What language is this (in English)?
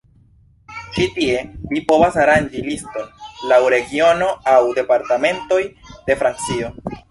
Esperanto